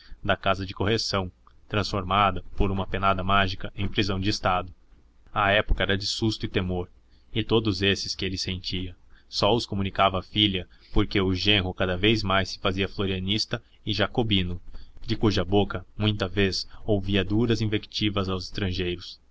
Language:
Portuguese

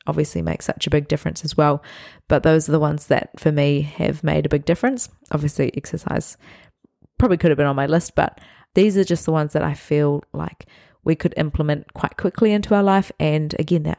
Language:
English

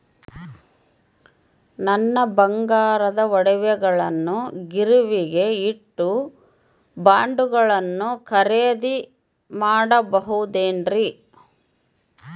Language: Kannada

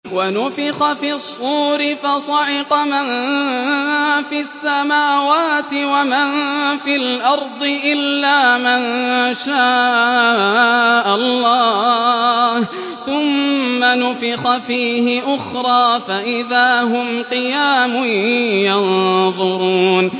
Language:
Arabic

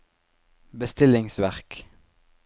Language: Norwegian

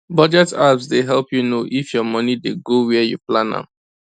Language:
Nigerian Pidgin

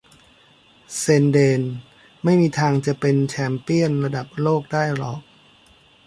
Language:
Thai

